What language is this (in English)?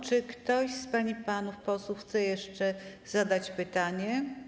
Polish